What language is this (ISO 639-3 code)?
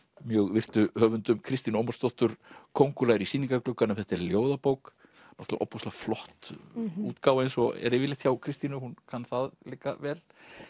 isl